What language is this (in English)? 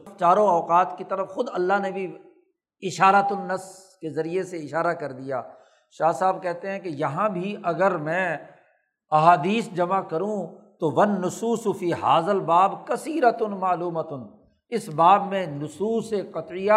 Urdu